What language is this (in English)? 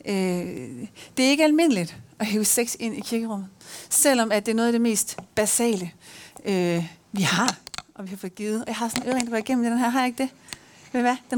Danish